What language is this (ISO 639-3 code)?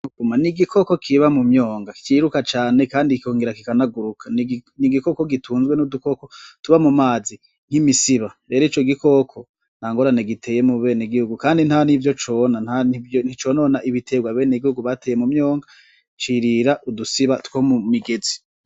run